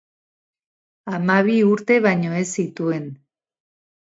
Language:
Basque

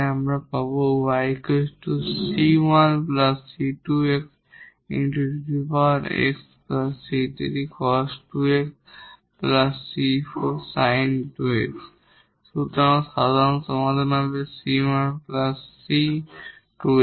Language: Bangla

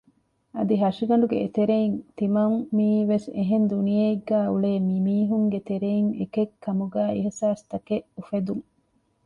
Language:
Divehi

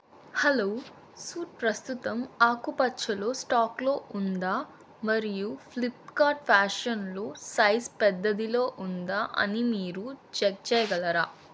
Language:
Telugu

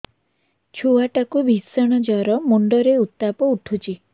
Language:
Odia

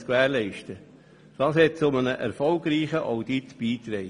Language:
Swiss German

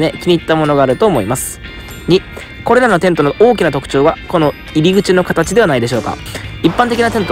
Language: Japanese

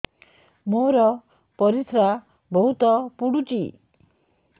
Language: Odia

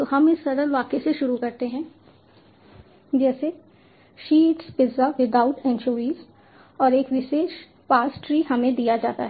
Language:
Hindi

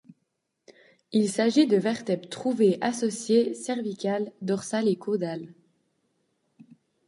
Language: French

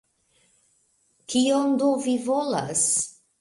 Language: Esperanto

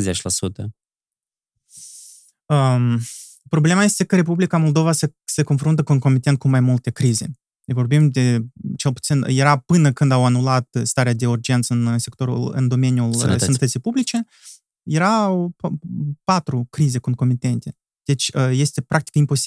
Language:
Romanian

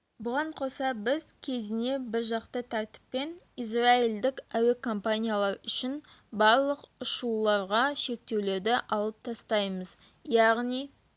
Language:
Kazakh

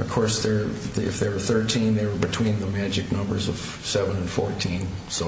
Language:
English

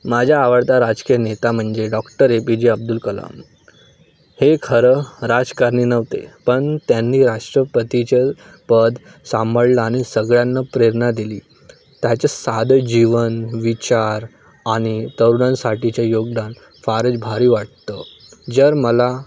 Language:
Marathi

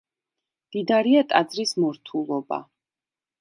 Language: Georgian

